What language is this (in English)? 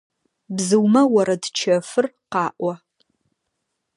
Adyghe